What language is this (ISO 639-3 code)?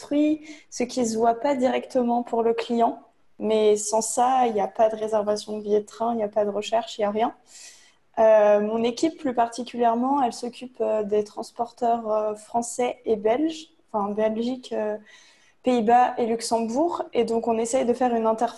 fra